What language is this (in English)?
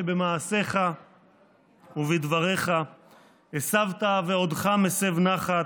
Hebrew